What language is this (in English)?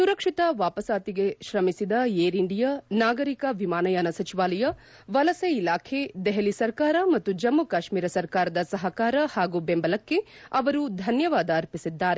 Kannada